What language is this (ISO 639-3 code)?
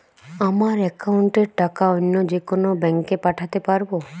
ben